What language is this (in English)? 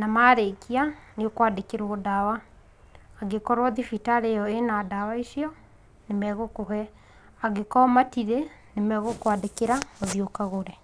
Kikuyu